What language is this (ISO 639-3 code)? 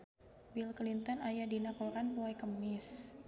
sun